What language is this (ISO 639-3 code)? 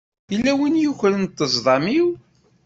kab